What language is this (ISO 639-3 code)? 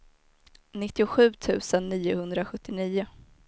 swe